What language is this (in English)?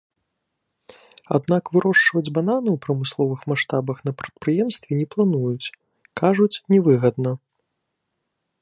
Belarusian